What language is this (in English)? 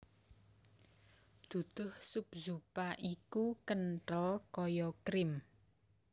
Javanese